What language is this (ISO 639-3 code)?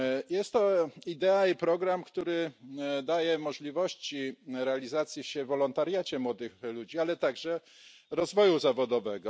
pol